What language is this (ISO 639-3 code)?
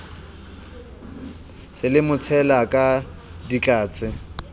sot